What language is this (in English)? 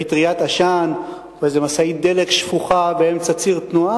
Hebrew